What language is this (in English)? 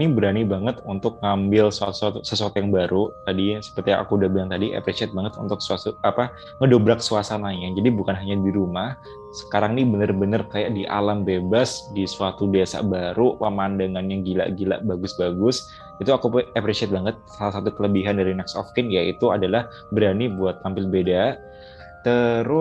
Indonesian